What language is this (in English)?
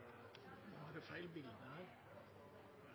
Norwegian Nynorsk